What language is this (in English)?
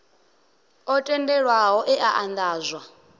Venda